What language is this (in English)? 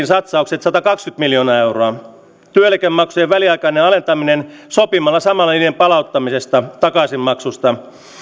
Finnish